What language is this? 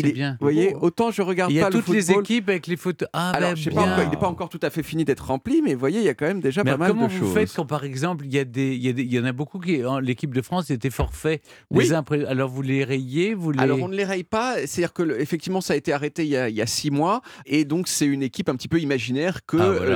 French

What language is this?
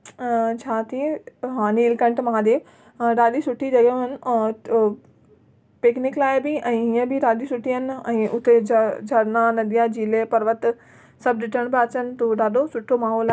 Sindhi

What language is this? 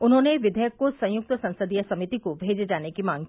Hindi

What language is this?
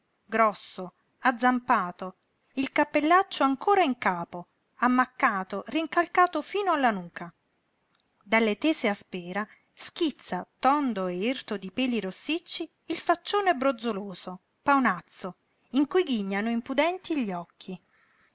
Italian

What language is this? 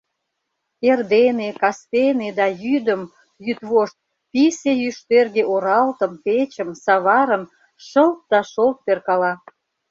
Mari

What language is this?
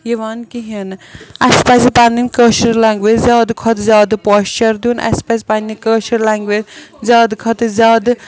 Kashmiri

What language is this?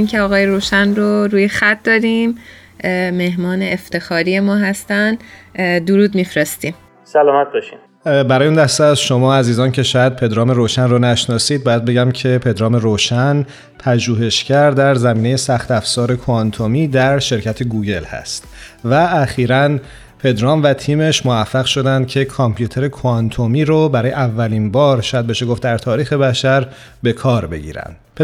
Persian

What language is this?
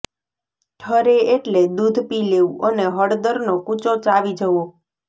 Gujarati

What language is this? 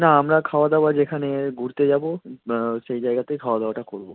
Bangla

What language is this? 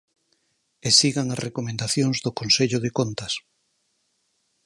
Galician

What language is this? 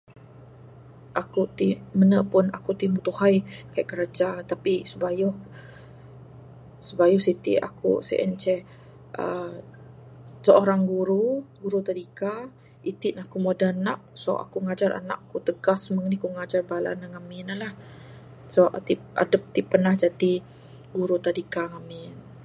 Bukar-Sadung Bidayuh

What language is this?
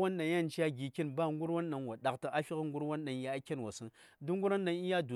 Saya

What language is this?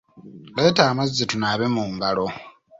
Ganda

